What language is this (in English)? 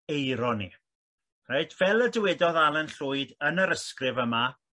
Welsh